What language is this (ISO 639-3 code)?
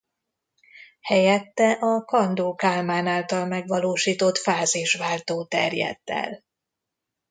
hun